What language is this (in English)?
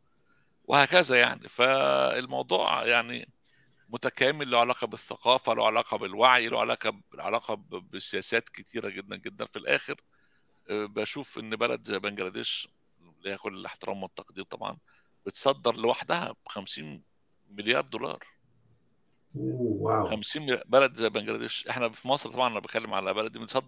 Arabic